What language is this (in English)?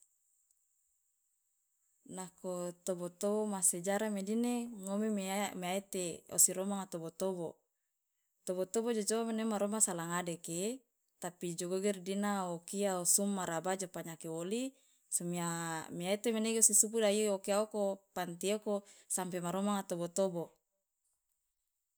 Loloda